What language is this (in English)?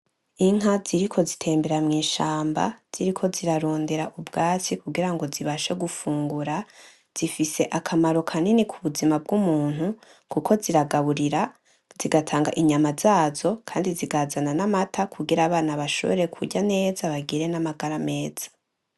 Rundi